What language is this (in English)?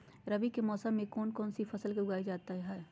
Magahi